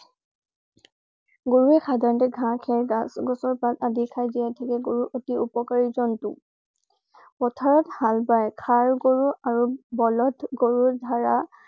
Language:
Assamese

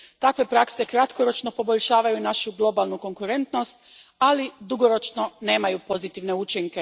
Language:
Croatian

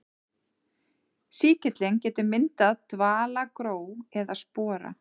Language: Icelandic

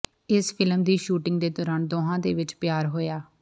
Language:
Punjabi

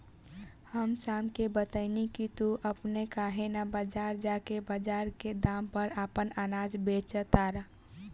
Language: Bhojpuri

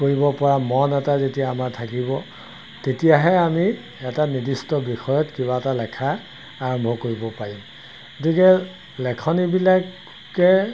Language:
Assamese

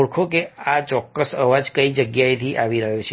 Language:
Gujarati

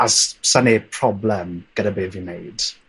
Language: Welsh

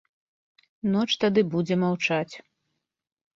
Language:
Belarusian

